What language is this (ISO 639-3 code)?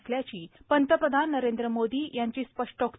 mar